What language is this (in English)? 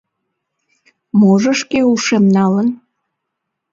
Mari